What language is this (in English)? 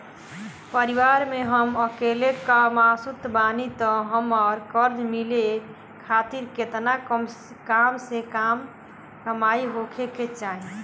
Bhojpuri